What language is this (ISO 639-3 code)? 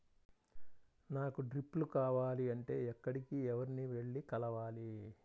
tel